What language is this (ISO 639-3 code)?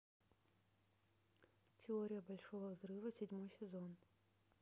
rus